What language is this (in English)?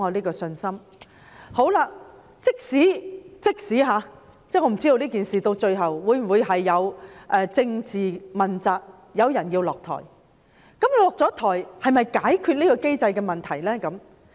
Cantonese